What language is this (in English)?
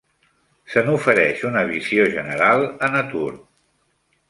Catalan